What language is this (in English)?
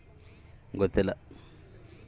Kannada